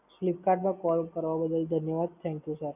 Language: Gujarati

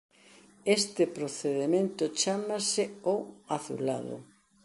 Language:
Galician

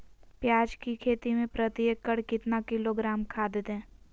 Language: Magahi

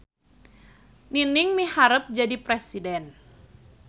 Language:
Sundanese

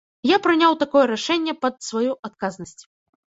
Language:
Belarusian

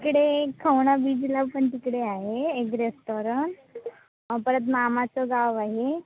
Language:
Marathi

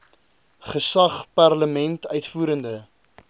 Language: Afrikaans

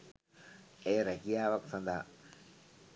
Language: Sinhala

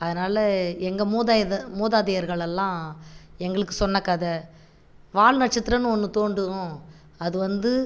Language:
Tamil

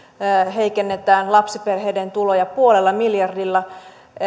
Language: Finnish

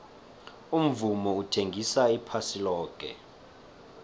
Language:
South Ndebele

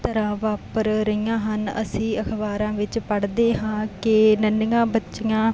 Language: Punjabi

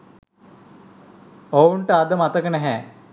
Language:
Sinhala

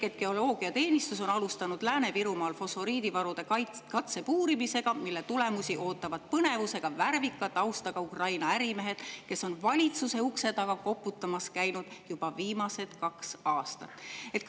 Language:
Estonian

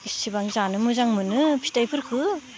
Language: Bodo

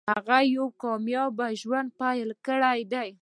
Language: Pashto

